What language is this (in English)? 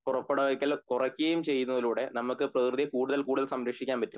Malayalam